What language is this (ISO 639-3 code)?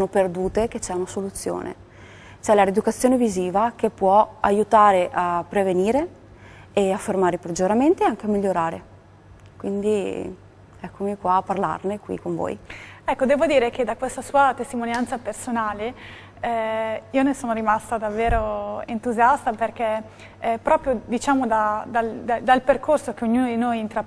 ita